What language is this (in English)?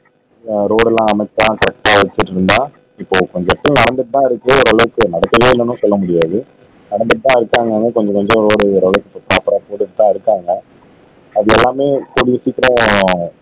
Tamil